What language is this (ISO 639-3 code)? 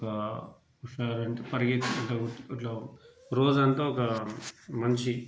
tel